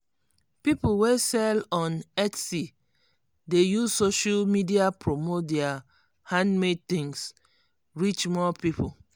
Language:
Nigerian Pidgin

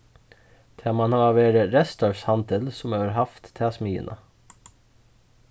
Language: Faroese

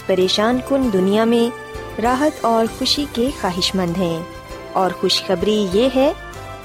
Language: Urdu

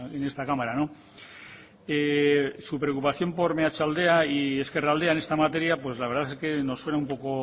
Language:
Spanish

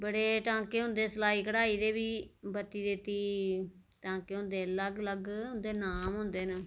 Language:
Dogri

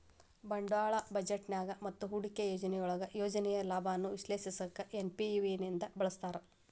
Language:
Kannada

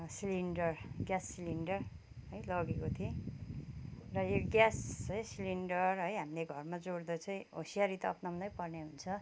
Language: Nepali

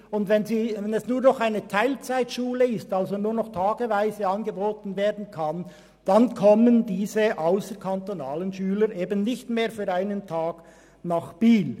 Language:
Swiss German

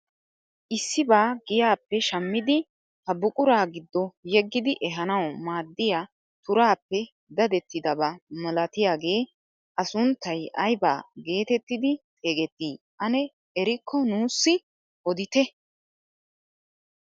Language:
Wolaytta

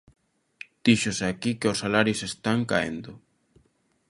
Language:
Galician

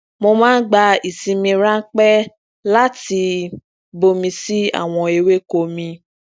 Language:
Yoruba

